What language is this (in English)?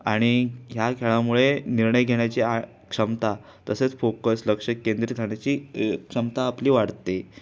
Marathi